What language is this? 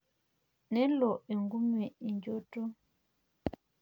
Masai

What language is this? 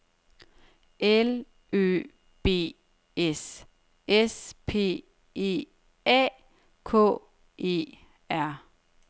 Danish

